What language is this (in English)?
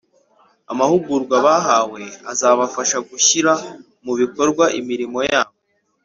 Kinyarwanda